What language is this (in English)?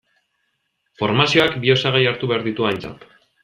Basque